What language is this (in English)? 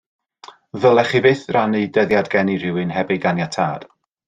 Welsh